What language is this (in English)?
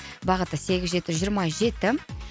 Kazakh